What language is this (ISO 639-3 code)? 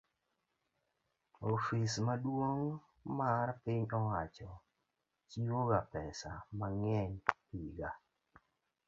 luo